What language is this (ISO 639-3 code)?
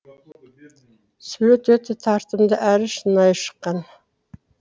kaz